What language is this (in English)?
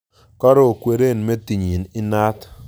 Kalenjin